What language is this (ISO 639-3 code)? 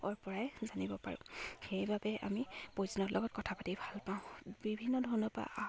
asm